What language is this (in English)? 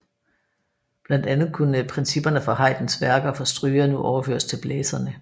Danish